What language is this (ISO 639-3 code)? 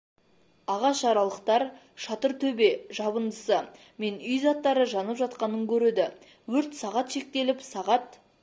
kaz